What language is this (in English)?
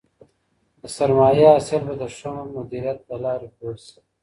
Pashto